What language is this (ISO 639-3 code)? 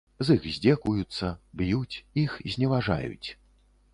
bel